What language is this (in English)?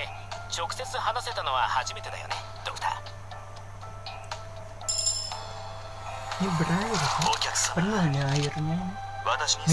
Indonesian